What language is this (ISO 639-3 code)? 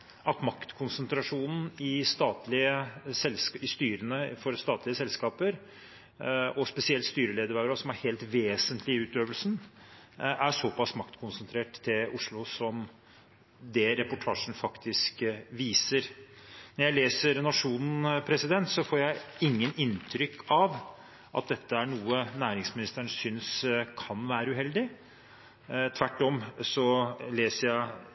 nor